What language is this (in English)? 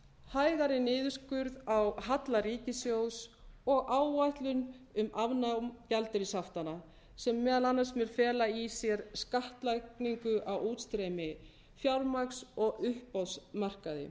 Icelandic